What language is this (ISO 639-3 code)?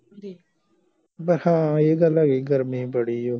pan